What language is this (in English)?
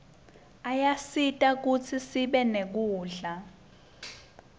Swati